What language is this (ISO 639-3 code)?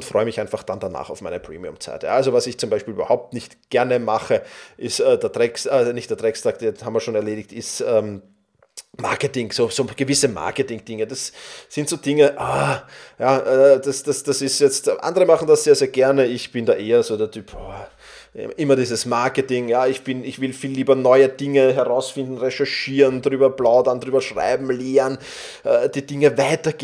deu